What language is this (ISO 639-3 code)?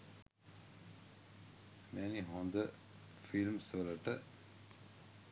sin